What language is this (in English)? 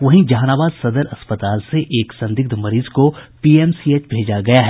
Hindi